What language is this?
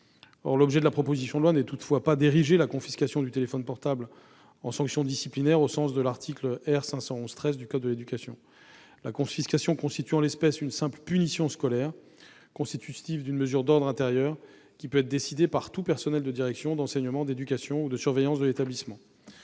French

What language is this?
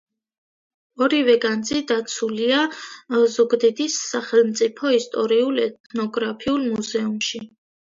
Georgian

